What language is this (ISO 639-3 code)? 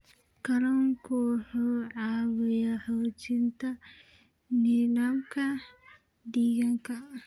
som